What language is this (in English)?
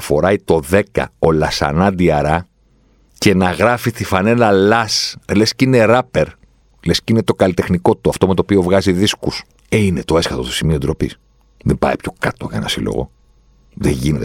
Greek